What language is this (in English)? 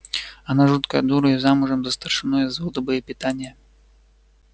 Russian